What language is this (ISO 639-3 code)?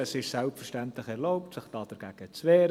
gsw